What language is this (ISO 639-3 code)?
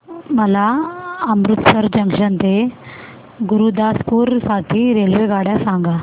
mar